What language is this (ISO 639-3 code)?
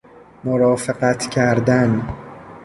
fas